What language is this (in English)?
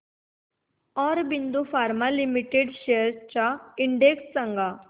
Marathi